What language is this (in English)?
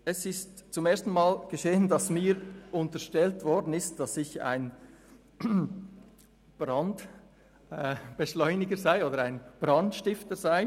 Swiss German